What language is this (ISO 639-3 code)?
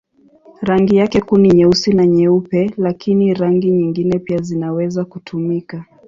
swa